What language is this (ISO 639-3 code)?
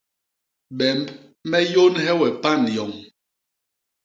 bas